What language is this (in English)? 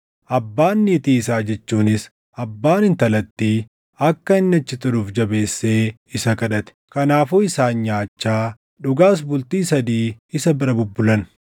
Oromo